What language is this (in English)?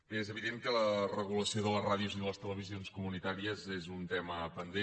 Catalan